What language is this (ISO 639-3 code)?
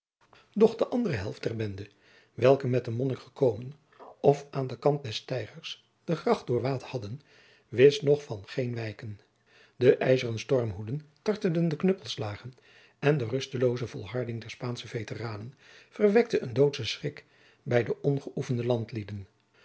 nld